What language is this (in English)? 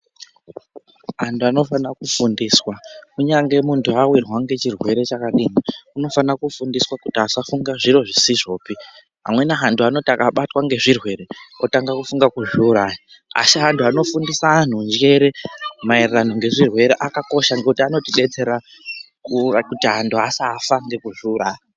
Ndau